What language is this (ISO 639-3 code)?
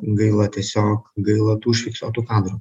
lit